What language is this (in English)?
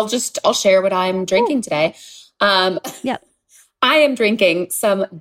English